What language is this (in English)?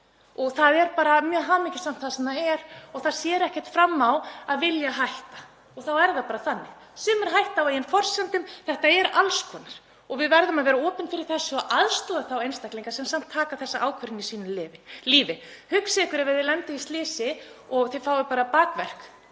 Icelandic